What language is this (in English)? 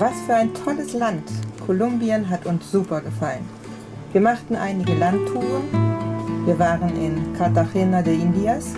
German